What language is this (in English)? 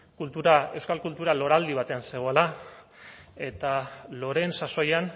Basque